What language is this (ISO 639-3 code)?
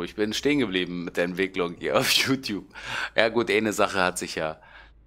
deu